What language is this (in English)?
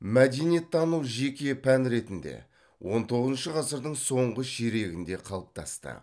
Kazakh